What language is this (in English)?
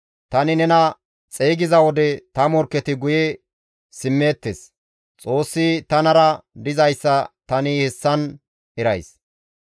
Gamo